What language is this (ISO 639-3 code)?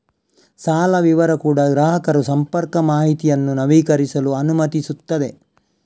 kan